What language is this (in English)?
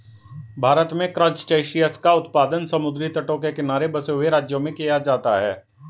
Hindi